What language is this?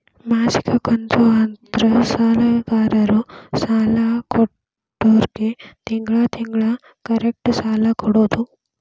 Kannada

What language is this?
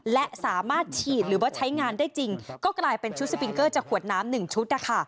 Thai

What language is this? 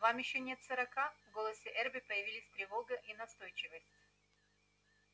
Russian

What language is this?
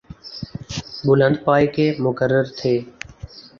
Urdu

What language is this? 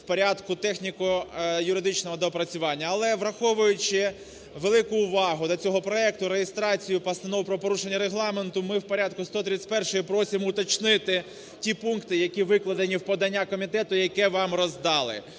Ukrainian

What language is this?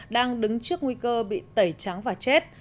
Vietnamese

